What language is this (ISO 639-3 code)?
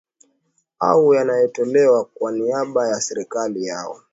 swa